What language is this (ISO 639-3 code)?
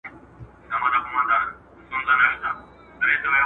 pus